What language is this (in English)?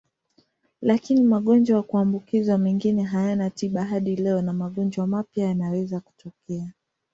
Swahili